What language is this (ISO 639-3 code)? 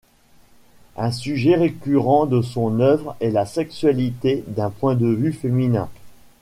fra